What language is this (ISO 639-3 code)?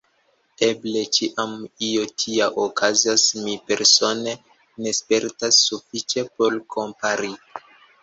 epo